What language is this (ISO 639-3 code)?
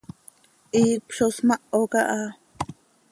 sei